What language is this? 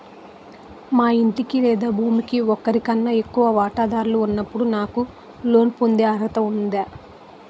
Telugu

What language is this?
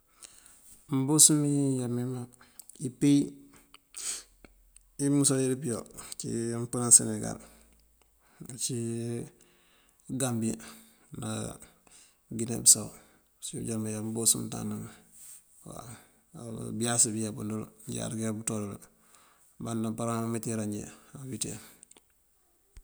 Mandjak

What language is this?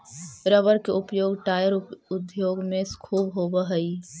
Magahi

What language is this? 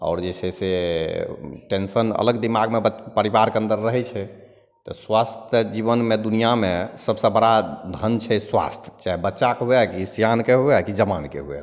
Maithili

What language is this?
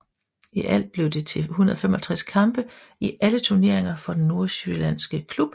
Danish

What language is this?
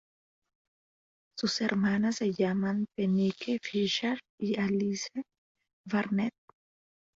Spanish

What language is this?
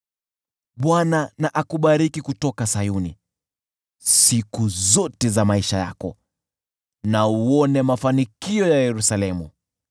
Swahili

